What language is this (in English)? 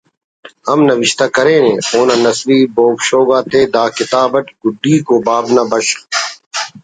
Brahui